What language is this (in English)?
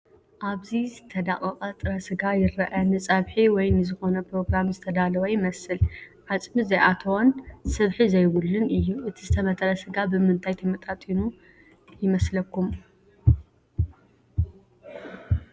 Tigrinya